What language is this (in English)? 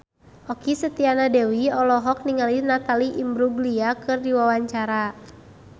Sundanese